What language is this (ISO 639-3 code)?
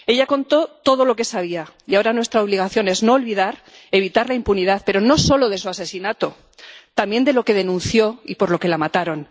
spa